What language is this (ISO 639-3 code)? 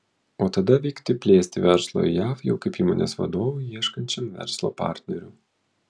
lit